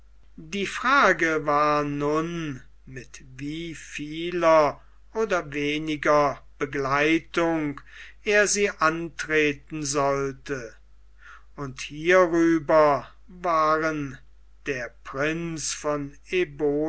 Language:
German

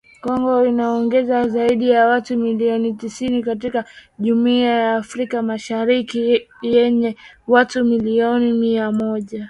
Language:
Swahili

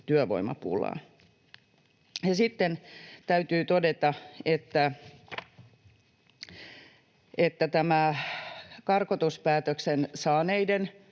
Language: Finnish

